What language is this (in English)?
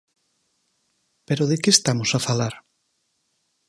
Galician